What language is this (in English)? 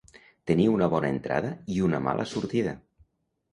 Catalan